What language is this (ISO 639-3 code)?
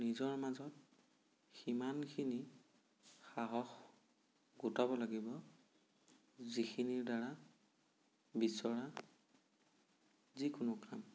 asm